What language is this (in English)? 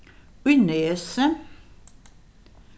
Faroese